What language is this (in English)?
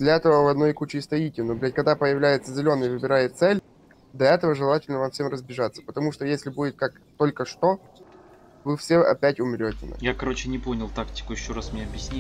Russian